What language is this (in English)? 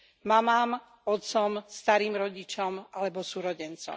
Slovak